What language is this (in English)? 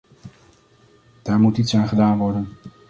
Dutch